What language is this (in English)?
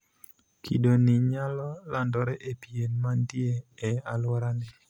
Luo (Kenya and Tanzania)